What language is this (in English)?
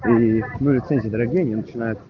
Russian